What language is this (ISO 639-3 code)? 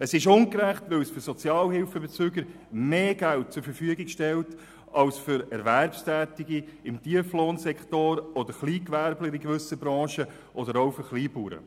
gsw